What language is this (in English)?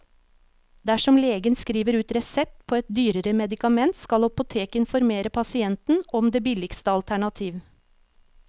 Norwegian